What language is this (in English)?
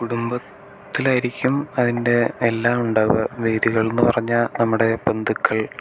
Malayalam